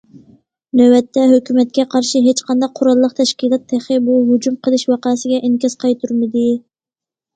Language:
Uyghur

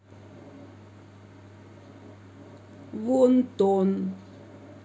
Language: Russian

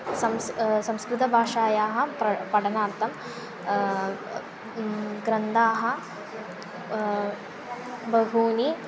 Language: Sanskrit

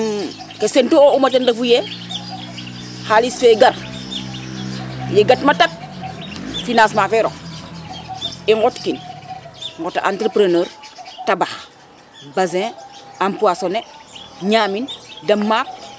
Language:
Serer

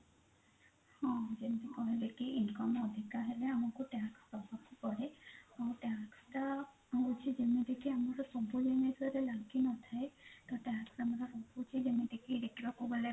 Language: Odia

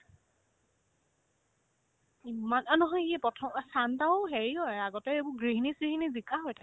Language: Assamese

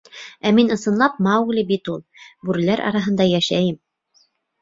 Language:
Bashkir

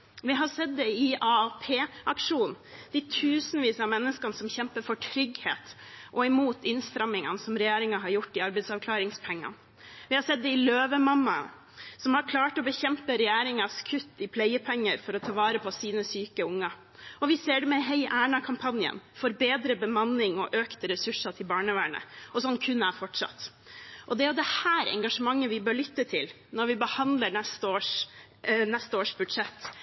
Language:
Norwegian Bokmål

